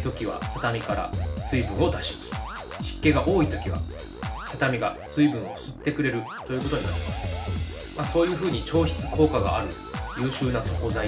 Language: Japanese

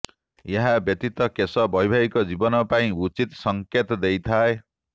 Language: Odia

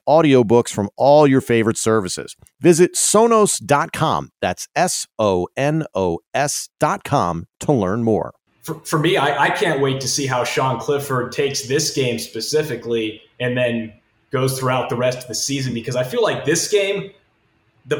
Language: English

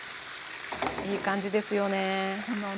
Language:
Japanese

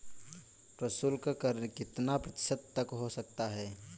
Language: Hindi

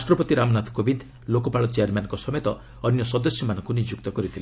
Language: Odia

